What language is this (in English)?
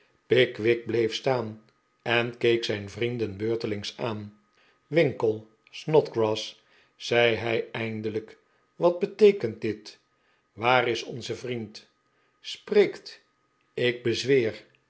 Dutch